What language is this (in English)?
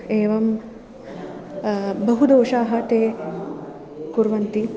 Sanskrit